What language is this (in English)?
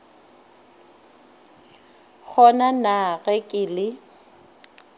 Northern Sotho